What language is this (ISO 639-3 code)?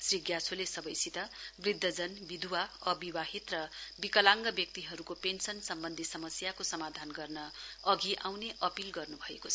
nep